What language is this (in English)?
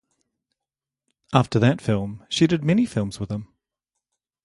English